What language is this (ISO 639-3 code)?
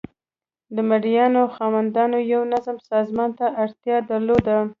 pus